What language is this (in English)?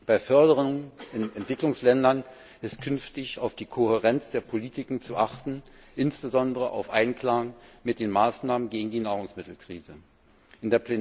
German